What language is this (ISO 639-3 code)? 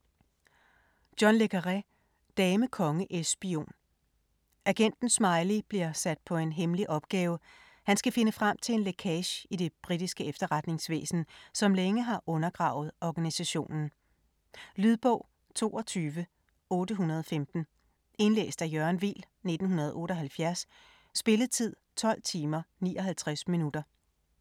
dan